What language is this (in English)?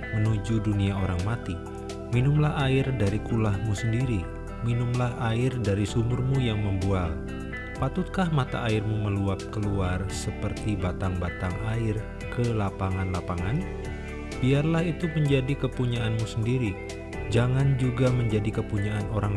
Indonesian